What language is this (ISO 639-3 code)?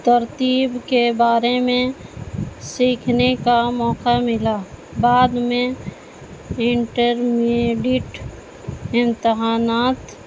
urd